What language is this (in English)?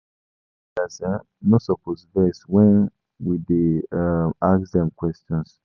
Nigerian Pidgin